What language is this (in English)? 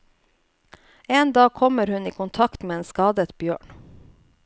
Norwegian